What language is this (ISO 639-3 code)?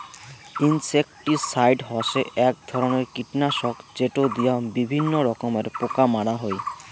ben